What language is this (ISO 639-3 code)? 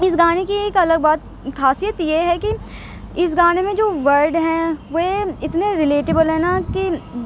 urd